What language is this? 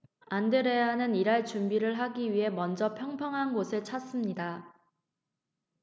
Korean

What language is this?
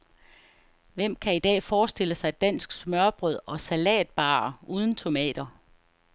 Danish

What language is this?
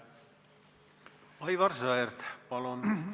Estonian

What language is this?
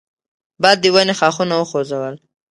Pashto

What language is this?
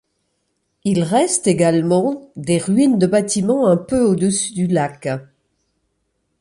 French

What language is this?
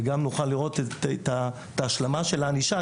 Hebrew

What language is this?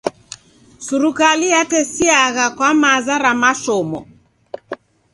Taita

